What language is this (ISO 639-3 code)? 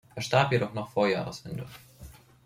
deu